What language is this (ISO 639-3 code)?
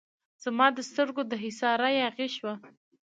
pus